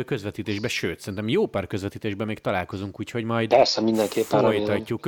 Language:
Hungarian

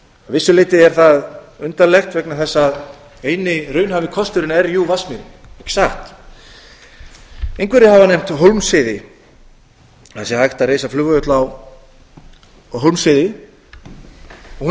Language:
Icelandic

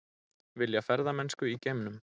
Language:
Icelandic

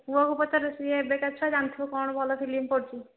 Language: Odia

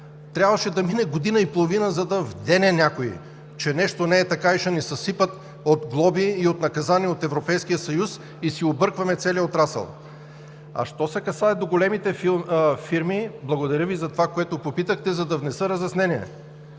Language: Bulgarian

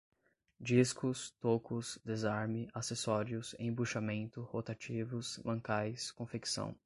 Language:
Portuguese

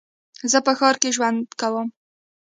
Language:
Pashto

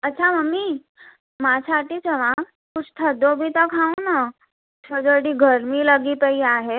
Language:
Sindhi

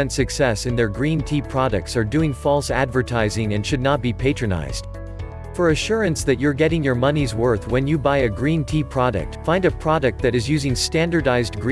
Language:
English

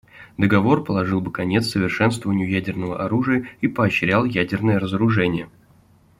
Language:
Russian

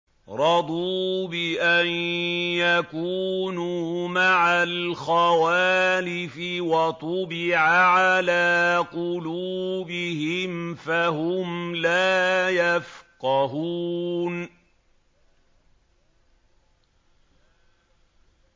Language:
Arabic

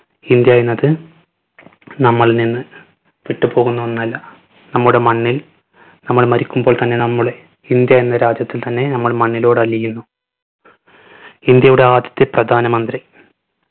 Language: Malayalam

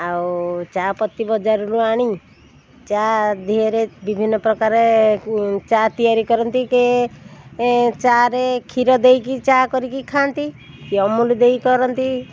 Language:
Odia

